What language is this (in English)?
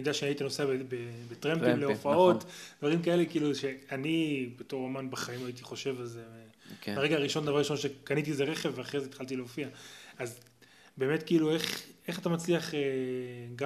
Hebrew